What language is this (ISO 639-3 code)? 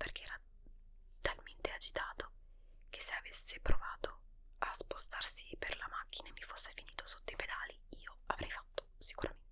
ita